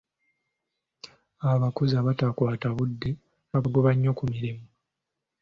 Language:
Ganda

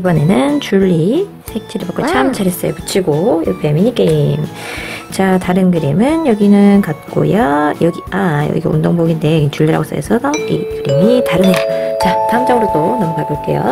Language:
Korean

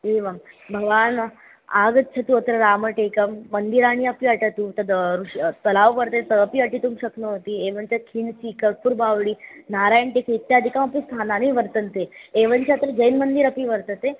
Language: Sanskrit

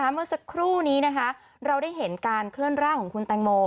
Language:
Thai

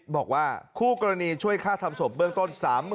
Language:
Thai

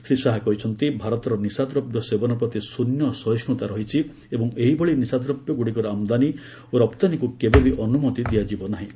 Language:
Odia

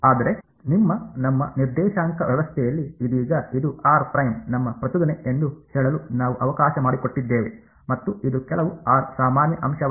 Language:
Kannada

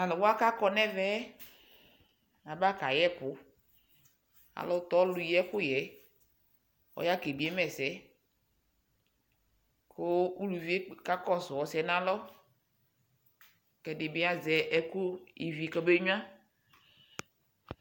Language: Ikposo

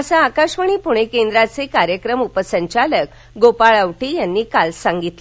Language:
Marathi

